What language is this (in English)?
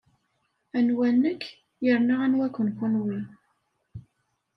Kabyle